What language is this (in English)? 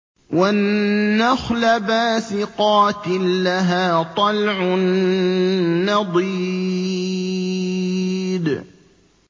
Arabic